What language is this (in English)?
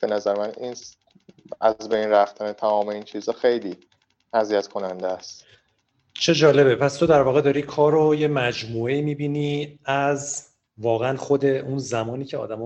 Persian